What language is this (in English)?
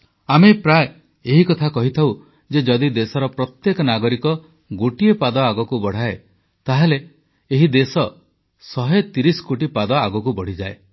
Odia